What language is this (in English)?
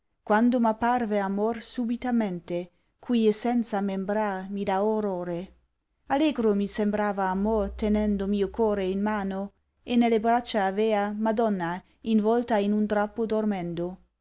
Italian